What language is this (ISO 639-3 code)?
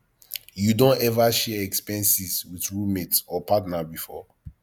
pcm